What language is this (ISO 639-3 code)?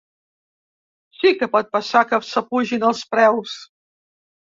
cat